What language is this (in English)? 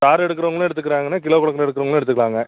Tamil